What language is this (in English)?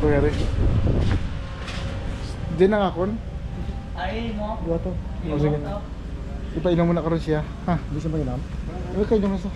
Filipino